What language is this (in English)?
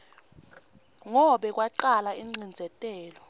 Swati